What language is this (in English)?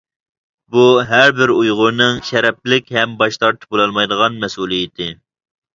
Uyghur